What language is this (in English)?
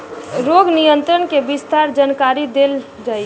Bhojpuri